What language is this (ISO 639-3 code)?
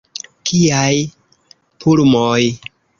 epo